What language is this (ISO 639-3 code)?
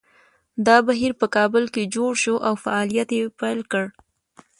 pus